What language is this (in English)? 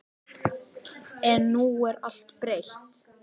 Icelandic